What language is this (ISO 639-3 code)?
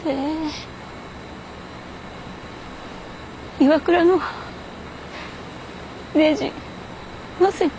jpn